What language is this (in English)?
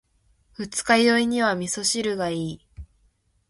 Japanese